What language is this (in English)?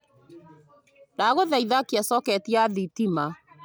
Kikuyu